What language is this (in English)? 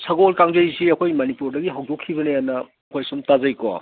Manipuri